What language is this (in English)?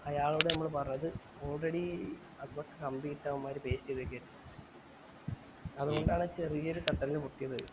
Malayalam